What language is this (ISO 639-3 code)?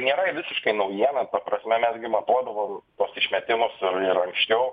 lit